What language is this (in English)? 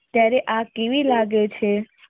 Gujarati